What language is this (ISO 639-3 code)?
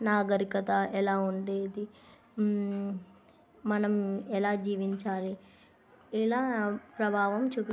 tel